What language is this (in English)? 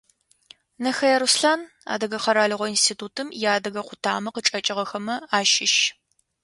Adyghe